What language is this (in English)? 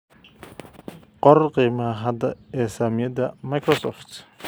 Somali